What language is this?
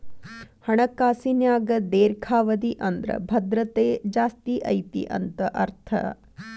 Kannada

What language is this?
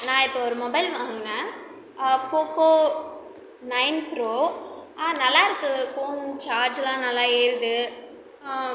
Tamil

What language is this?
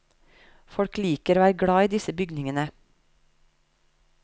Norwegian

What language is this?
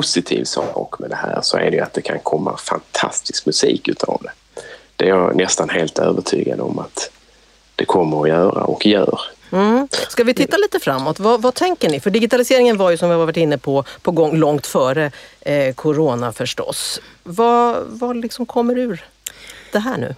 Swedish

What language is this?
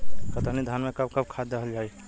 Bhojpuri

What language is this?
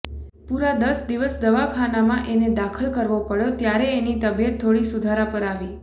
Gujarati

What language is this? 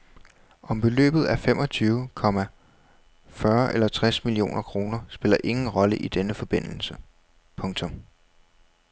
Danish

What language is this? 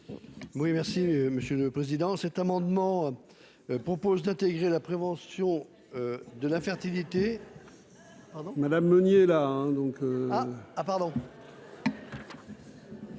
French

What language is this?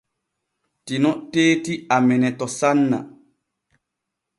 Borgu Fulfulde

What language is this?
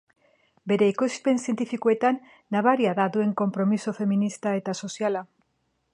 Basque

